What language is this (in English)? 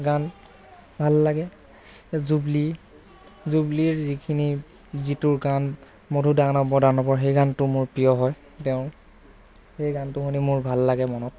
Assamese